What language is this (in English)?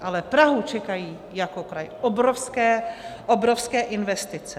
Czech